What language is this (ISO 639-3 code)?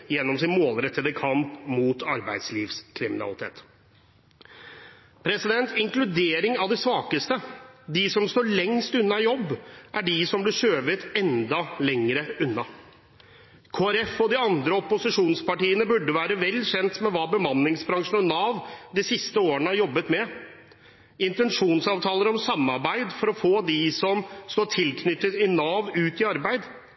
nob